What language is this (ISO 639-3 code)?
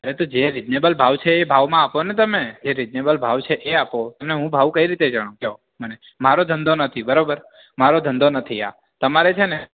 guj